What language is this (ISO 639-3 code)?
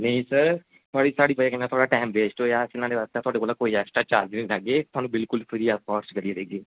doi